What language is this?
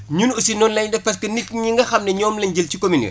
Wolof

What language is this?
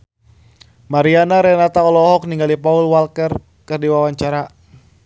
Sundanese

